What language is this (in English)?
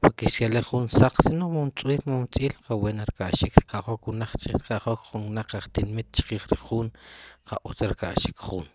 Sipacapense